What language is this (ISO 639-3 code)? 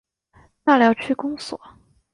zho